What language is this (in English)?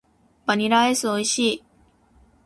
Japanese